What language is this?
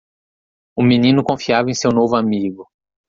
Portuguese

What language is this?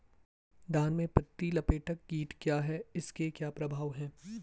Hindi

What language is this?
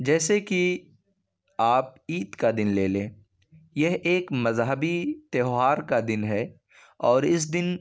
Urdu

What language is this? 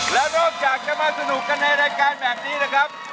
Thai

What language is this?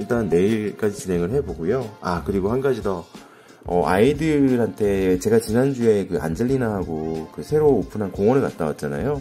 Korean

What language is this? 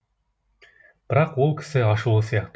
Kazakh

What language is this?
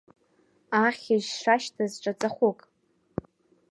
Abkhazian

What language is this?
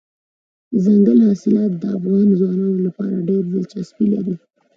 Pashto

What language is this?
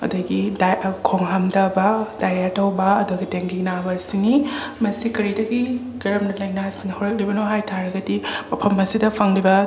Manipuri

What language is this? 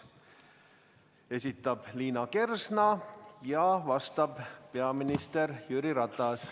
Estonian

